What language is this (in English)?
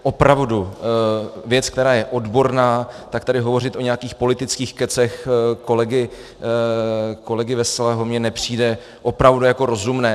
Czech